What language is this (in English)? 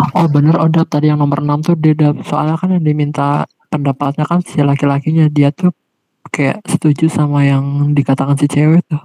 Indonesian